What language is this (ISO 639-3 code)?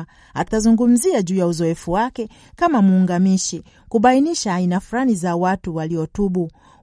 swa